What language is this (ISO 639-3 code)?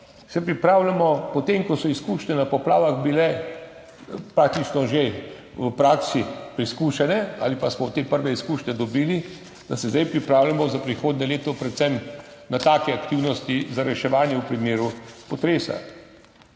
slv